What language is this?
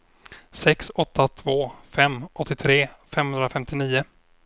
Swedish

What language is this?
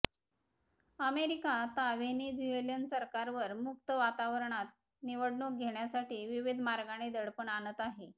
Marathi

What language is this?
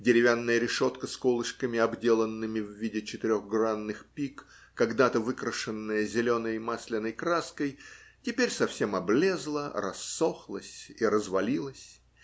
Russian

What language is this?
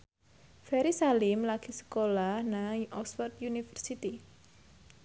Javanese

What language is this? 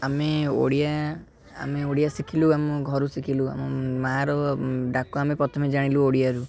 Odia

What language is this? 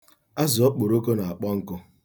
Igbo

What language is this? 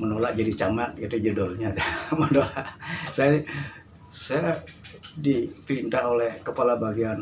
Indonesian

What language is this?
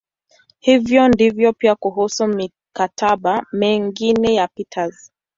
Swahili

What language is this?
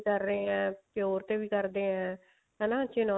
Punjabi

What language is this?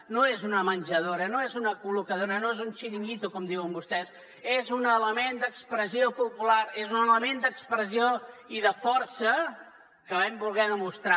Catalan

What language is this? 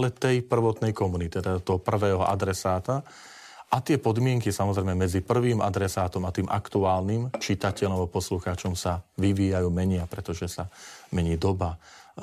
Slovak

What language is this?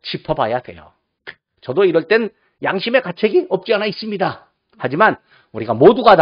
Korean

